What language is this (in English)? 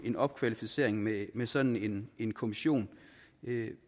Danish